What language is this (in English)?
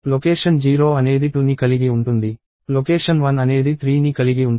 Telugu